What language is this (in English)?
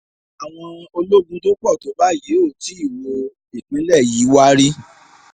Yoruba